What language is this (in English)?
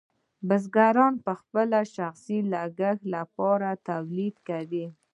Pashto